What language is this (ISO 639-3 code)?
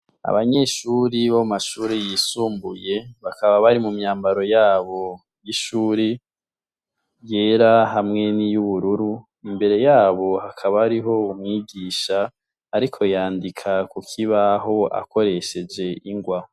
run